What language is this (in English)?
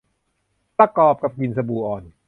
Thai